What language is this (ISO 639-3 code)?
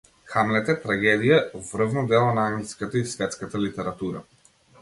mkd